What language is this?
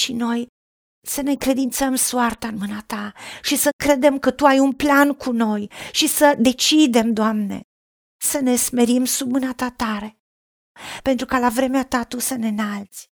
Romanian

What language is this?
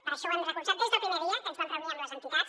Catalan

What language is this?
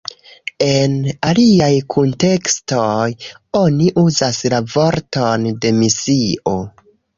Esperanto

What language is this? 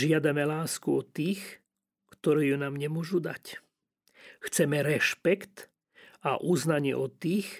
Slovak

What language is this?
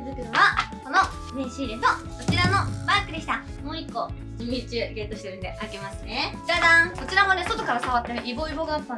Japanese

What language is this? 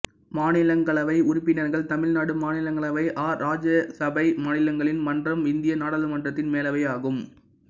Tamil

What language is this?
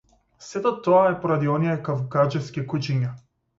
Macedonian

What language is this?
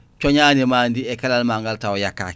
Fula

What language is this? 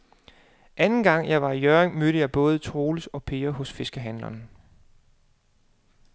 Danish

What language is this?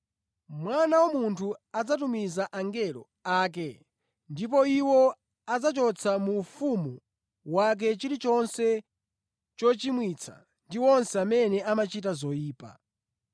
Nyanja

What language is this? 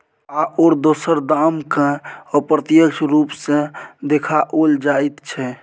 Maithili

